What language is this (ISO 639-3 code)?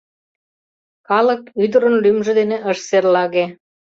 chm